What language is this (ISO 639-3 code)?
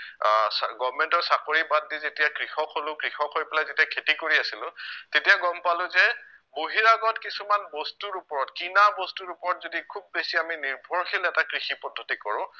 asm